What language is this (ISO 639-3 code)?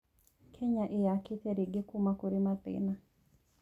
kik